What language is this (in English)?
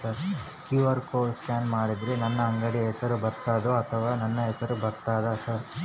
Kannada